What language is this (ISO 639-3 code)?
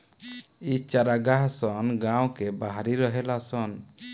bho